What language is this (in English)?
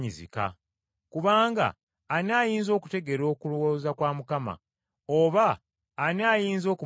Ganda